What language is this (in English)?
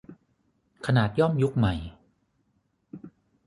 Thai